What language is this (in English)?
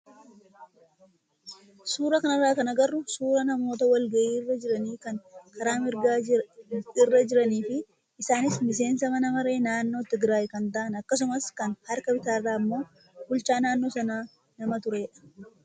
Oromo